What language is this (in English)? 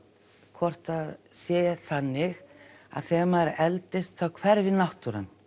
Icelandic